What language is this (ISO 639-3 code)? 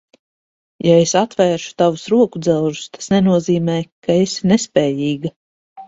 lav